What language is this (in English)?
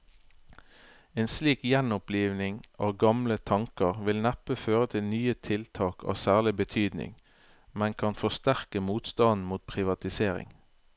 Norwegian